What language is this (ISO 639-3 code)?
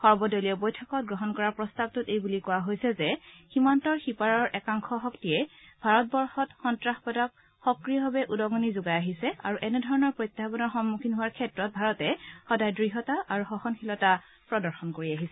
asm